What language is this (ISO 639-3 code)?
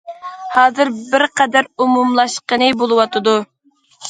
uig